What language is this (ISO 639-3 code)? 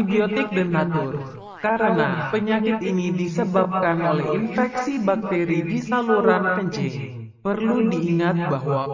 ind